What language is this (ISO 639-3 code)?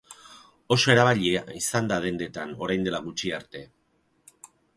eus